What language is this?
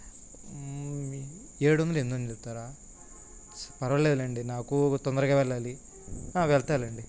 Telugu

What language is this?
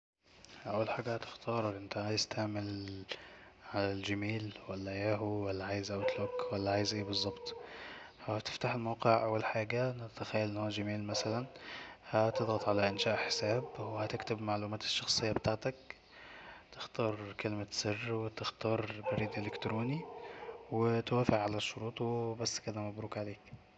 Egyptian Arabic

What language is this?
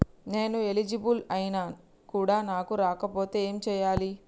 Telugu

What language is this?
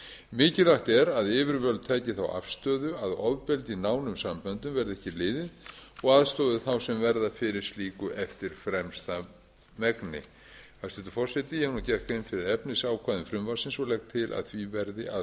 Icelandic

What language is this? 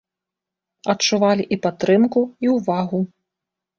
Belarusian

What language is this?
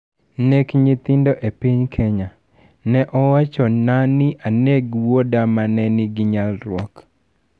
Luo (Kenya and Tanzania)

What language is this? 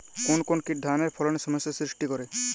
Bangla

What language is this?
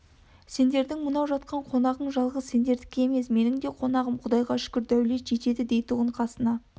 Kazakh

